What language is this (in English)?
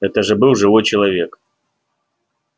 Russian